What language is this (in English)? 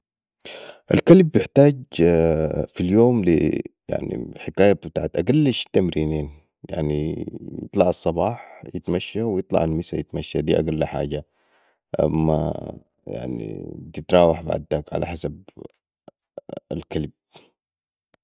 Sudanese Arabic